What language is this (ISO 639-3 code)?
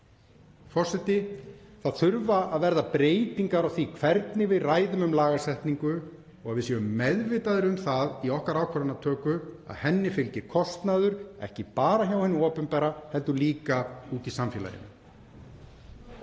isl